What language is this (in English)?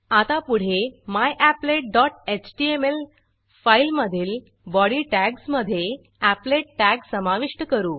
Marathi